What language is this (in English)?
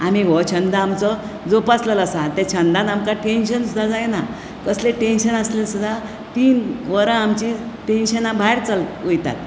Konkani